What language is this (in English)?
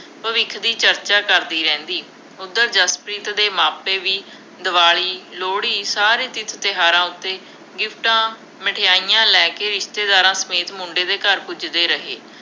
Punjabi